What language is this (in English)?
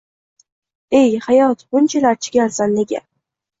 Uzbek